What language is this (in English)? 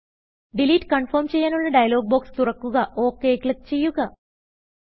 Malayalam